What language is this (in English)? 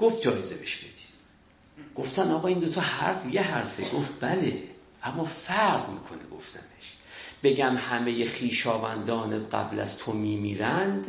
Persian